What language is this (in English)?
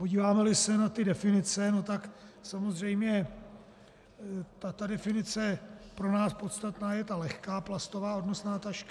Czech